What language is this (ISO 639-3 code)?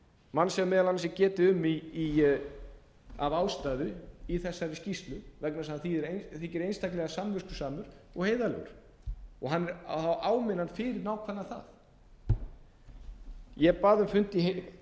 isl